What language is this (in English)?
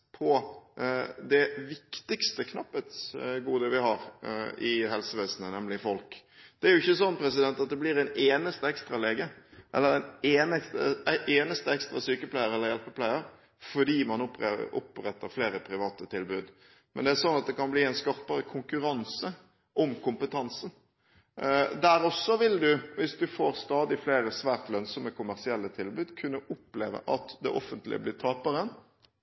Norwegian Bokmål